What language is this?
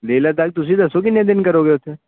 Punjabi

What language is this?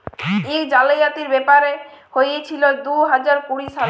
Bangla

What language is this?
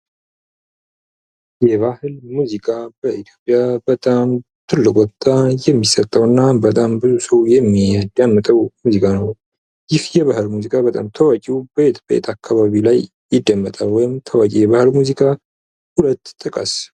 Amharic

